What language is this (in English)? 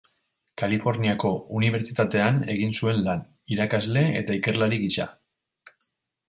Basque